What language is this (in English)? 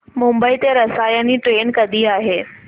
Marathi